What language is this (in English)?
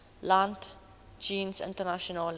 Afrikaans